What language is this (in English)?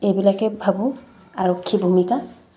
Assamese